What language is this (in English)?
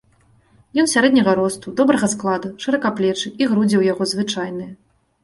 Belarusian